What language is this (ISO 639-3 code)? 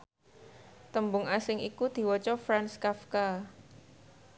jav